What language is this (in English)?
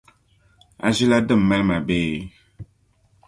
Dagbani